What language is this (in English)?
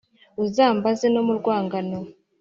Kinyarwanda